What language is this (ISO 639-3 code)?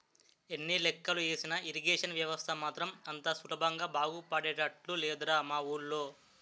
tel